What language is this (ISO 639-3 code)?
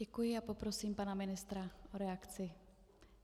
ces